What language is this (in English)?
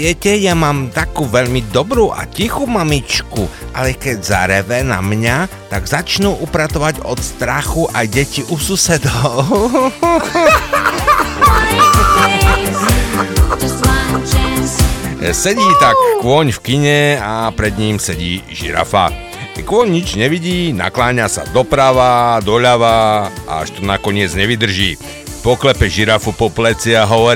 Slovak